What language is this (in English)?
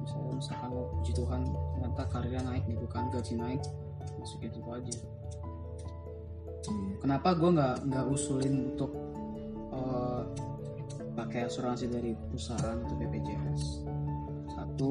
Indonesian